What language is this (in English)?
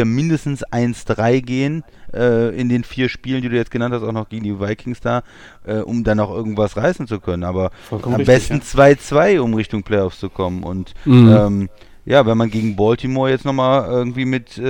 German